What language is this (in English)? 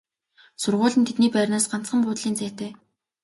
Mongolian